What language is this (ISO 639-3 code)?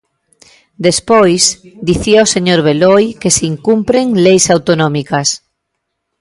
glg